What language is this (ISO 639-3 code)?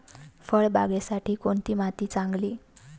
mar